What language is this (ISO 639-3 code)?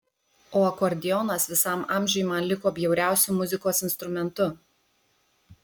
lit